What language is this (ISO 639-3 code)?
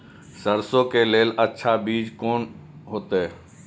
mai